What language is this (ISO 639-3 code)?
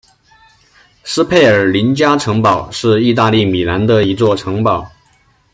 zho